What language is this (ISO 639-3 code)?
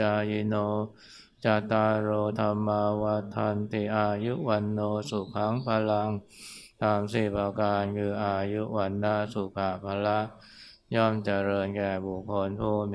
tha